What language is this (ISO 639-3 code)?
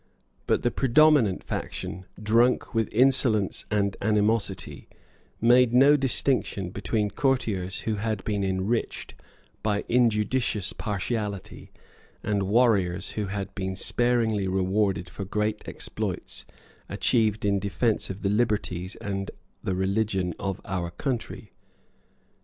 eng